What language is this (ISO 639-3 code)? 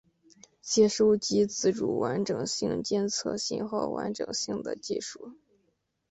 zho